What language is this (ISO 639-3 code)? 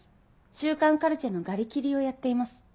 jpn